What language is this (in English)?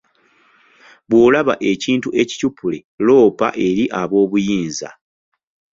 Ganda